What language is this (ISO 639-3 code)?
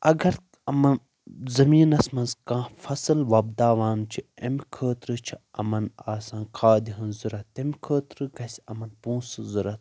kas